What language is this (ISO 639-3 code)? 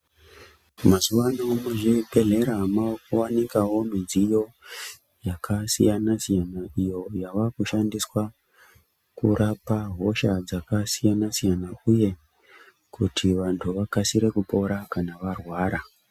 ndc